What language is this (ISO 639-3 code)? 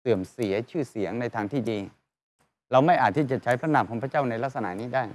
tha